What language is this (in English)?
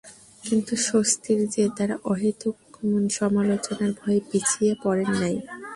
Bangla